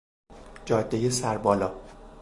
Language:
Persian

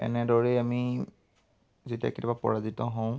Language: Assamese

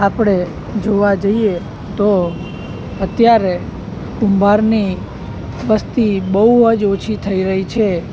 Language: Gujarati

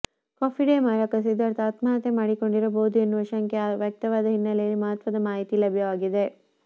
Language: Kannada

